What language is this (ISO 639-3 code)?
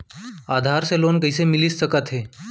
hne